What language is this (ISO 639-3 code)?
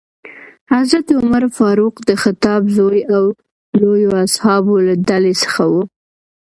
pus